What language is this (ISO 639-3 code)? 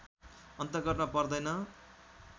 nep